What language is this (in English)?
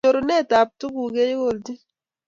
Kalenjin